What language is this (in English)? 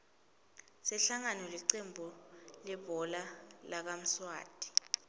Swati